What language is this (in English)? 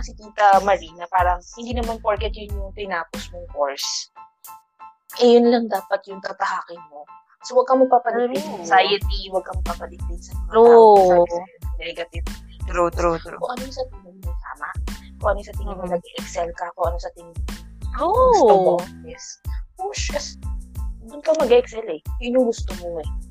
Filipino